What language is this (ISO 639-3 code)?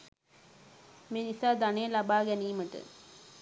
sin